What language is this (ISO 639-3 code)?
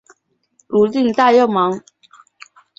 zho